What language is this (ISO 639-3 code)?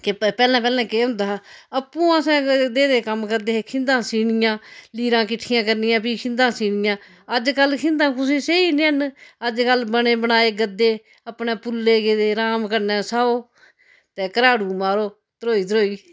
doi